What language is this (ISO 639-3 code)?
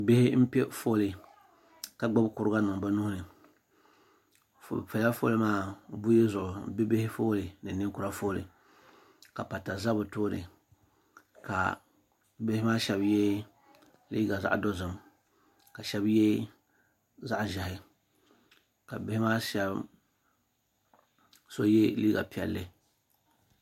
dag